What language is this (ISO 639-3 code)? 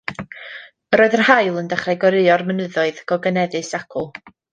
cym